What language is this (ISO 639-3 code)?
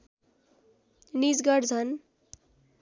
nep